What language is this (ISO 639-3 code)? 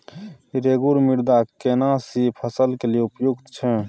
mai